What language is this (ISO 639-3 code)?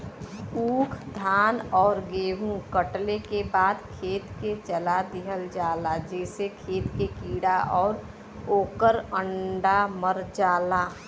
bho